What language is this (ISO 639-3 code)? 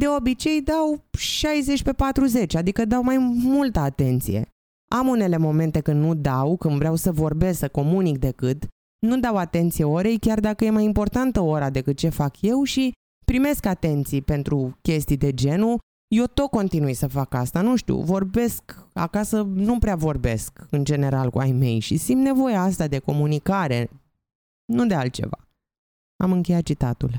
ron